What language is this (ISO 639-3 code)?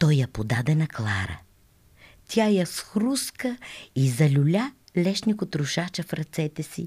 bul